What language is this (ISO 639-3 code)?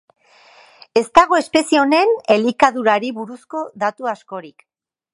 eus